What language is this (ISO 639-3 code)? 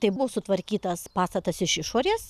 lit